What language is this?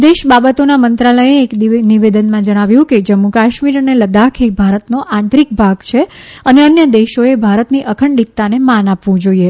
Gujarati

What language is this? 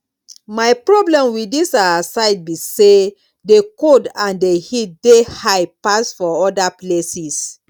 Nigerian Pidgin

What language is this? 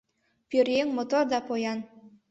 Mari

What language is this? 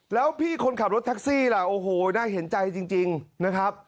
Thai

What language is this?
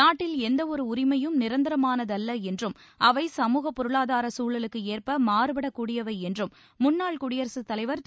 Tamil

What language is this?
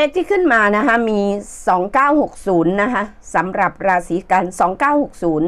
Thai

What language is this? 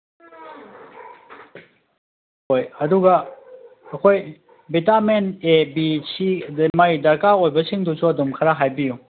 Manipuri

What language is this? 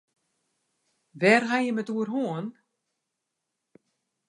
Western Frisian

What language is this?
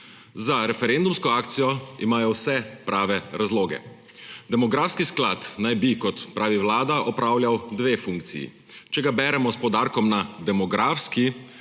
Slovenian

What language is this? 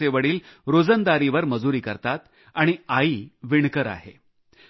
Marathi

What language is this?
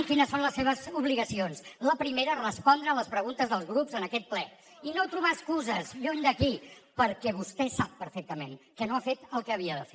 Catalan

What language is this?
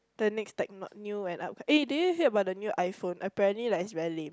English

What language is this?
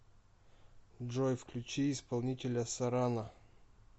Russian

